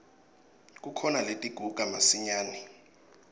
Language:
Swati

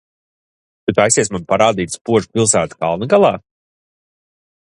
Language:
Latvian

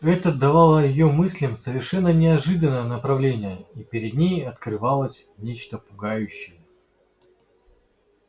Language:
Russian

